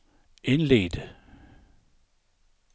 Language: Danish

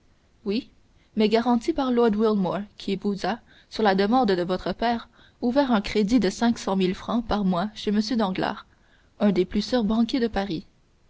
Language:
French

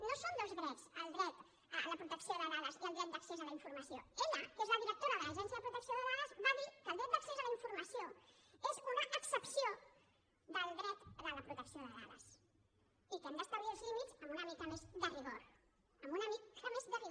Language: Catalan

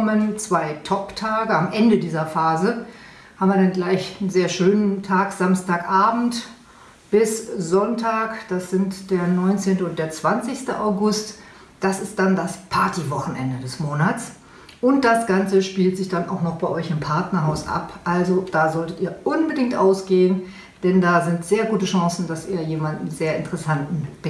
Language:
German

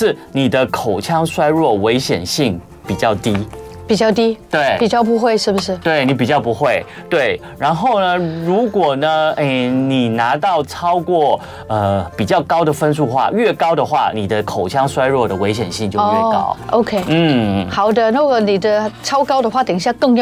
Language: Chinese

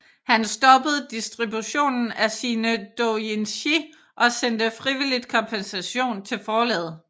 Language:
Danish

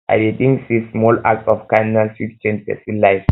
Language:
Nigerian Pidgin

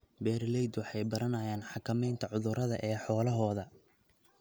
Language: Somali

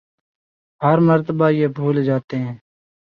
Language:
Urdu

